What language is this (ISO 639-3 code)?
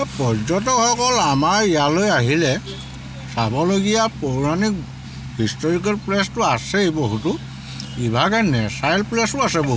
asm